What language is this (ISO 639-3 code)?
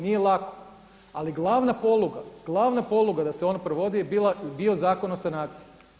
hrv